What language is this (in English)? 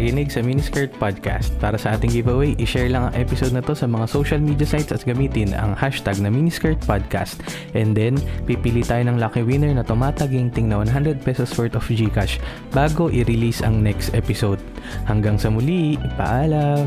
Filipino